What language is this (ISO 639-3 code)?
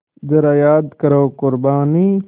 hin